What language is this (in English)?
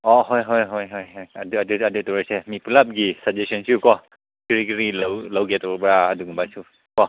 Manipuri